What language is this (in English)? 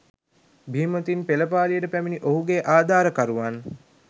Sinhala